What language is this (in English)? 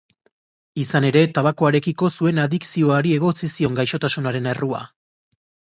Basque